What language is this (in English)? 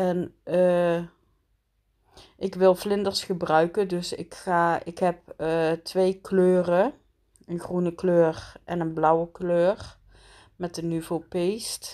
Dutch